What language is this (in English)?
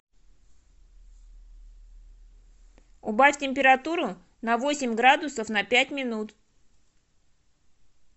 Russian